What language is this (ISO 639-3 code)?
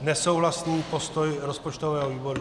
ces